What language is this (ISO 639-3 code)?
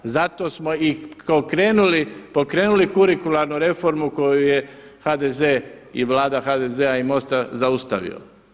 hrv